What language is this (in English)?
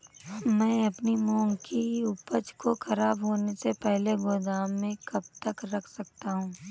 Hindi